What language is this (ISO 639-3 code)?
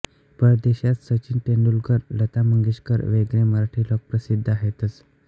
mar